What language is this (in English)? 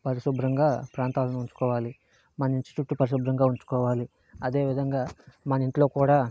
Telugu